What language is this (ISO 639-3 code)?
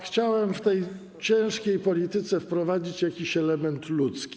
pol